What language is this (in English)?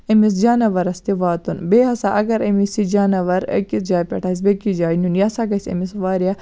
Kashmiri